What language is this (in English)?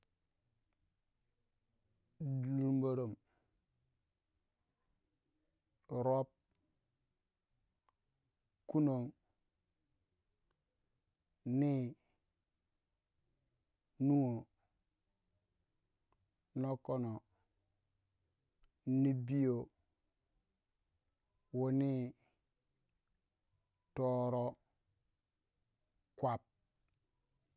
Waja